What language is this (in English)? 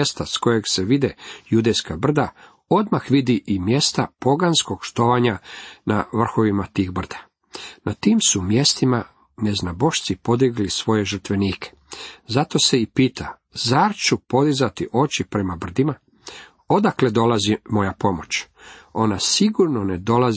Croatian